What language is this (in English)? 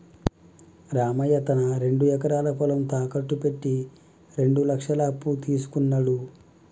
Telugu